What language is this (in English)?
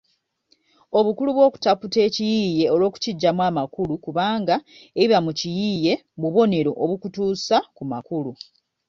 Ganda